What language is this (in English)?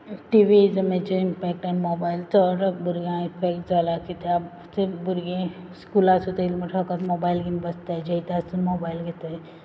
Konkani